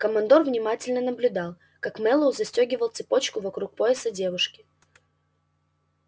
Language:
Russian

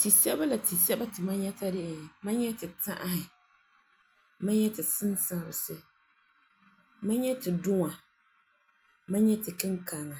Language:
Frafra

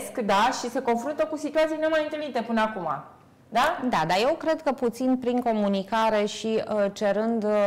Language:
Romanian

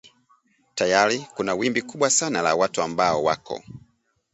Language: Swahili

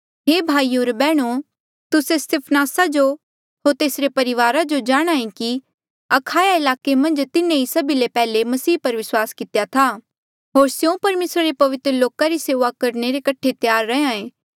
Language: Mandeali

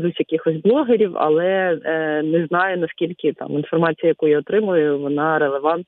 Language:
Ukrainian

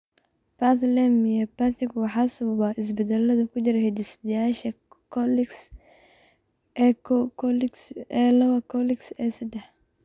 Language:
Somali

